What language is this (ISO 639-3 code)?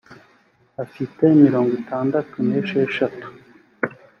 kin